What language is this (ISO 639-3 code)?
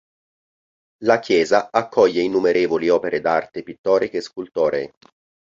ita